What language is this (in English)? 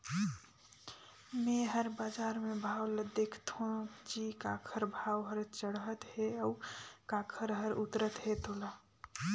Chhattisgarhi